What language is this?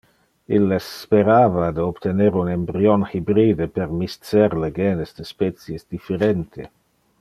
Interlingua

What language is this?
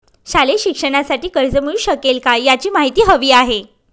Marathi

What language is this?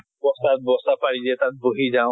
Assamese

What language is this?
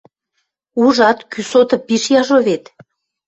Western Mari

